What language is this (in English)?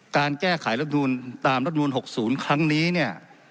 Thai